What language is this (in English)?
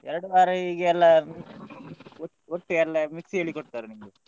Kannada